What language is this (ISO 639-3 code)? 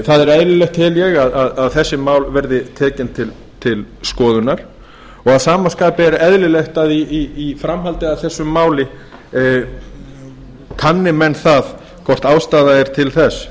isl